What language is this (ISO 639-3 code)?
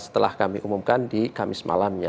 ind